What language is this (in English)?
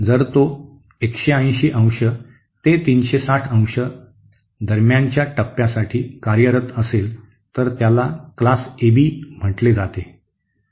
Marathi